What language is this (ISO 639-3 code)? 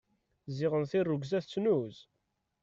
kab